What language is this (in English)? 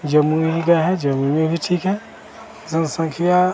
Hindi